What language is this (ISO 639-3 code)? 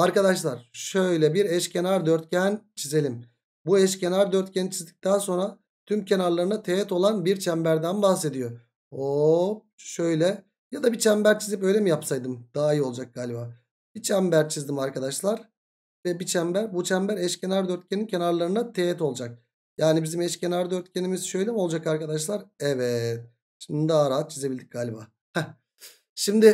tur